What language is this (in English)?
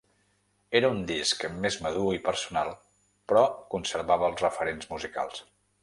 Catalan